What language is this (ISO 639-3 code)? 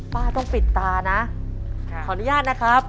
tha